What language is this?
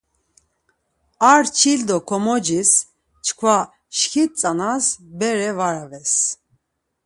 Laz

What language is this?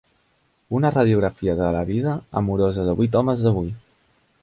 Catalan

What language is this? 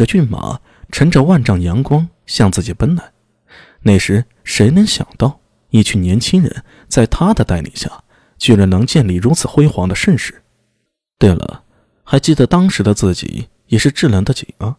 Chinese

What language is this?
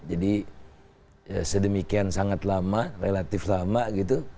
Indonesian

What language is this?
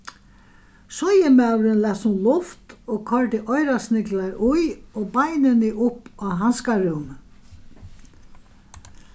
Faroese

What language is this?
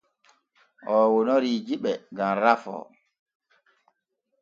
Borgu Fulfulde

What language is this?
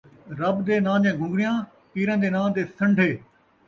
Saraiki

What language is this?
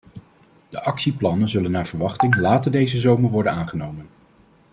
Dutch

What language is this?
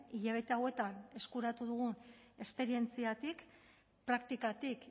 Basque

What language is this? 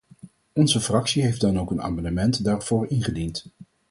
Dutch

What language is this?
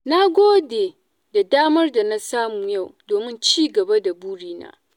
Hausa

